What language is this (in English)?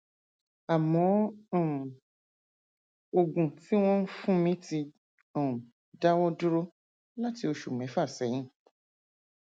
Yoruba